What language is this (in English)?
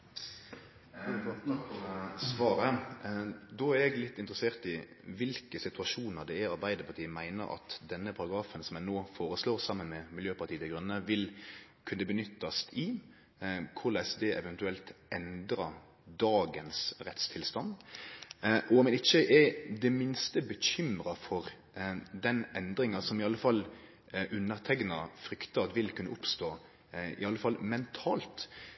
Norwegian Nynorsk